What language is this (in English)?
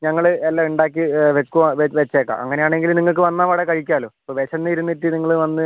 Malayalam